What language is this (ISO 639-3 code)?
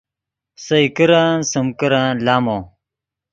ydg